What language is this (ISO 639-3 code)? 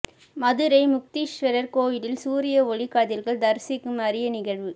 tam